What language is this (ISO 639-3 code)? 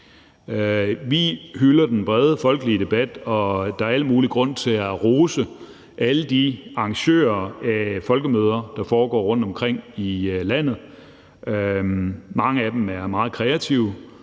dan